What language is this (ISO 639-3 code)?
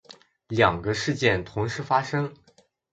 zho